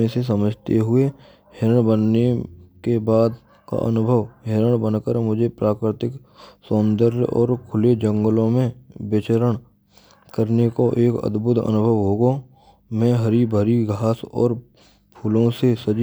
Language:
Braj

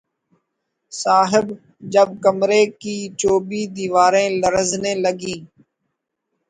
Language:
Urdu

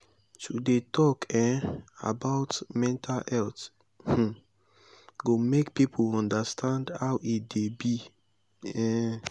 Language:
Nigerian Pidgin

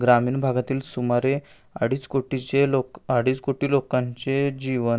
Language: Marathi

